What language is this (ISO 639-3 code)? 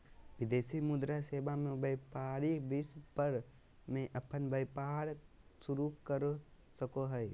mag